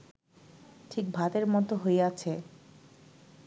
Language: Bangla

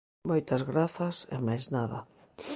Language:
Galician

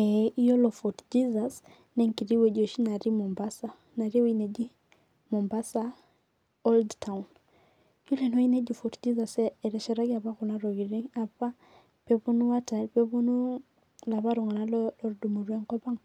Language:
Masai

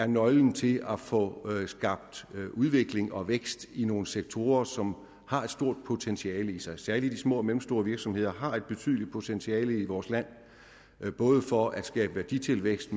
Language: Danish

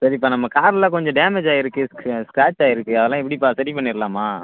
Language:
Tamil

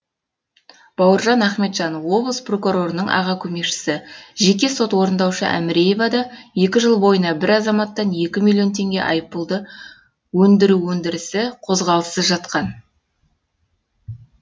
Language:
Kazakh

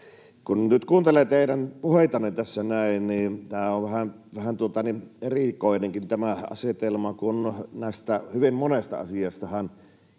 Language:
Finnish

